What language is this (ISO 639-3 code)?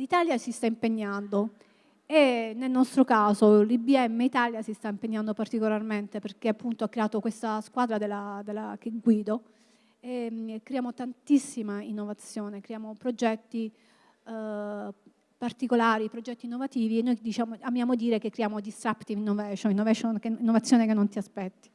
ita